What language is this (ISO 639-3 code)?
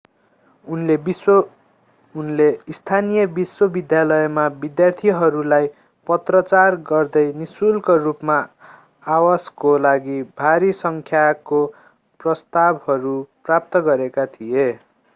nep